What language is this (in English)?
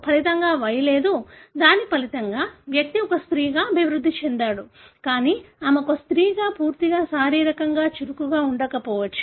Telugu